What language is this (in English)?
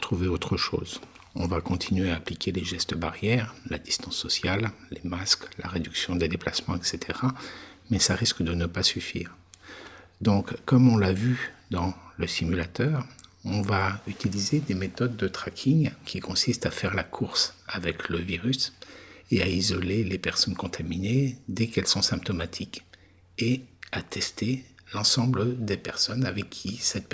French